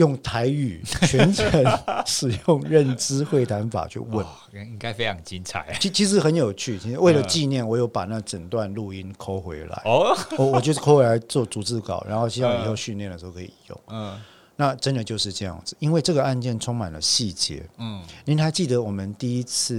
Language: Chinese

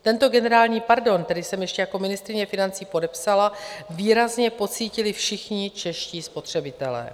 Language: Czech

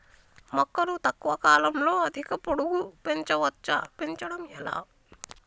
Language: Telugu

